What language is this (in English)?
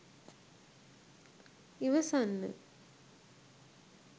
Sinhala